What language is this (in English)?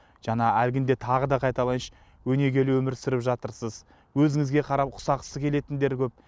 Kazakh